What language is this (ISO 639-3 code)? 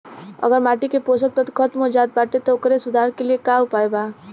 bho